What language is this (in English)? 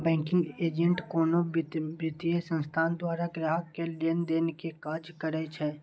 Maithili